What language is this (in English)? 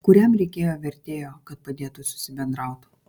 Lithuanian